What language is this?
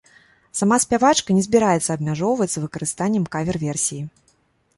Belarusian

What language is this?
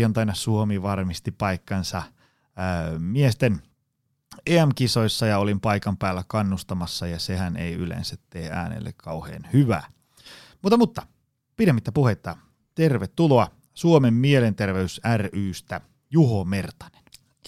Finnish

